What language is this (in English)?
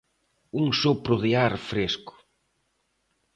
Galician